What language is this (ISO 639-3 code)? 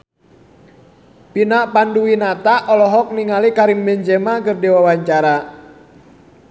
sun